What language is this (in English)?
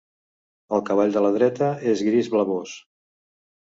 Catalan